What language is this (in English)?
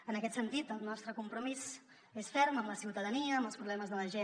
Catalan